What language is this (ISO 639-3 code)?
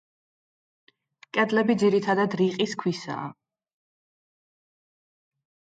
kat